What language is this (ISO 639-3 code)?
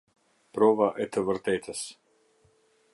sqi